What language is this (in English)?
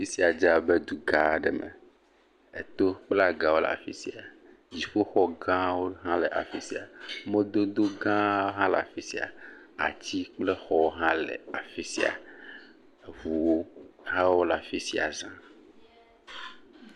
Ewe